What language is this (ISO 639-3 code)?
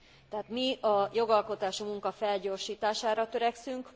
hun